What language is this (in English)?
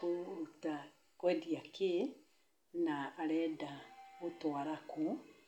Kikuyu